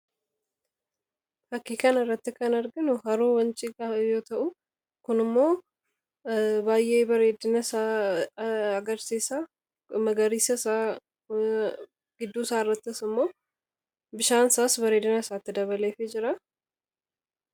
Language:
Oromo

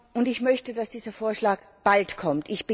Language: German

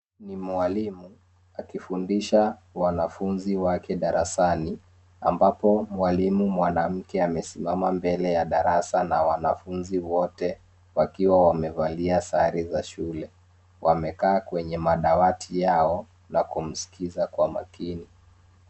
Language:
Swahili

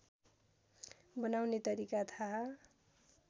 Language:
Nepali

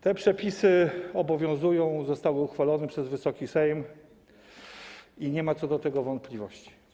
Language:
Polish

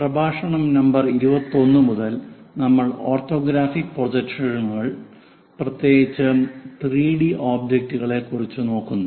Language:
Malayalam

